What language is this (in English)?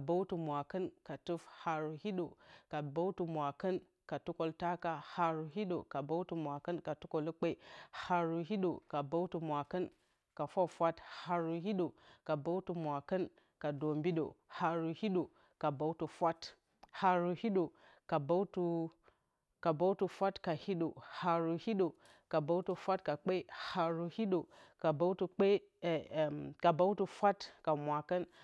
Bacama